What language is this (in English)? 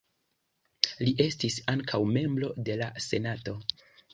Esperanto